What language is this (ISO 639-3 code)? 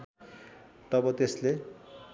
nep